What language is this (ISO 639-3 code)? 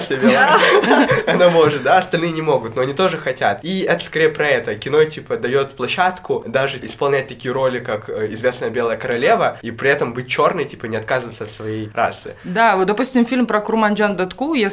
rus